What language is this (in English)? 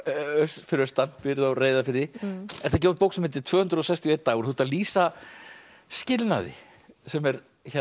Icelandic